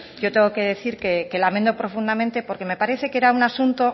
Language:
Spanish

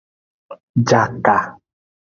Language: Aja (Benin)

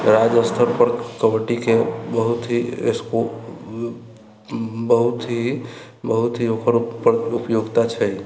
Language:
Maithili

